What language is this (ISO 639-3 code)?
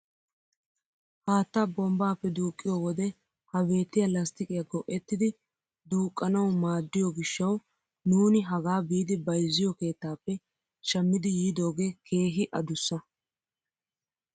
wal